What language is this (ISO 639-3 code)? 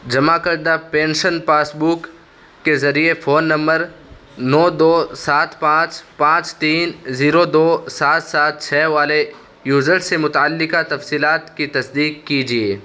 urd